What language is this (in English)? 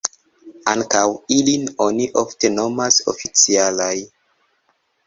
Esperanto